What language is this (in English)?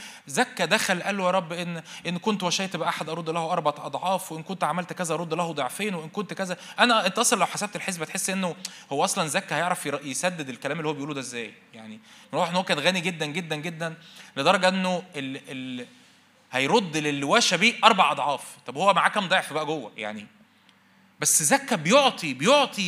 Arabic